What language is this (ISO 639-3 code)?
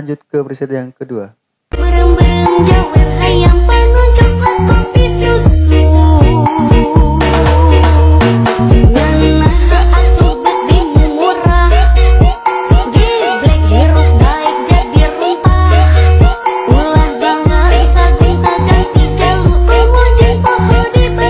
ind